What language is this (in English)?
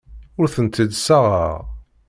Kabyle